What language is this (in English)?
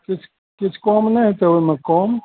Maithili